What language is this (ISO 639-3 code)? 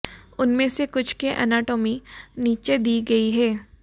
hin